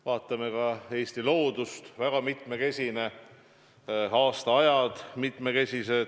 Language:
Estonian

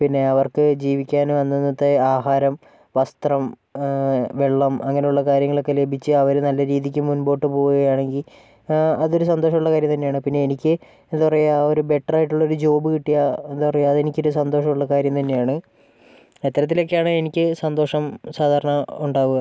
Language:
Malayalam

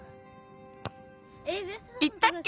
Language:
Japanese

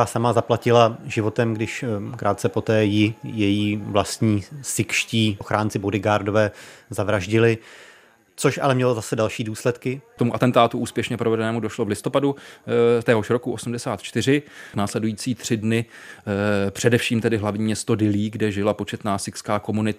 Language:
Czech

